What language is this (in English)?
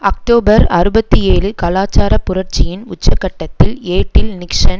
Tamil